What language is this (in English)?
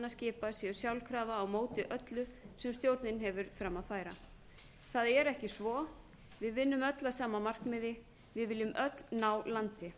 Icelandic